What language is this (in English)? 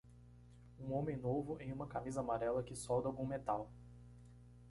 Portuguese